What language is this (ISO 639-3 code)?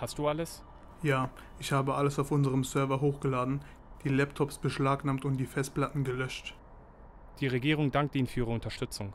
deu